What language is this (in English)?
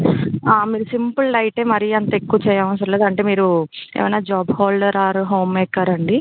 Telugu